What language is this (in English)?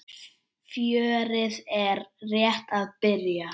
Icelandic